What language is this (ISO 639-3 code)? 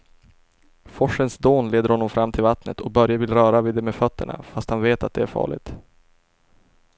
swe